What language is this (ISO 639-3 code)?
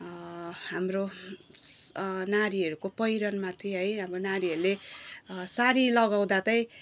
nep